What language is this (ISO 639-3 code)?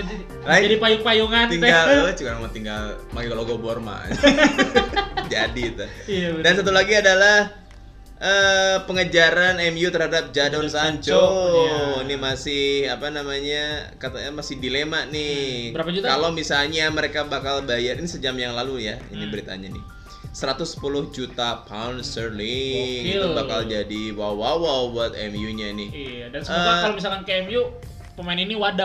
ind